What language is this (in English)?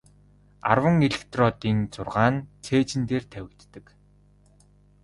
Mongolian